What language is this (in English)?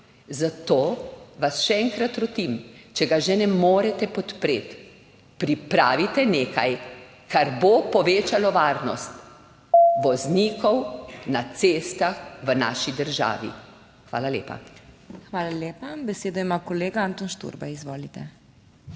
Slovenian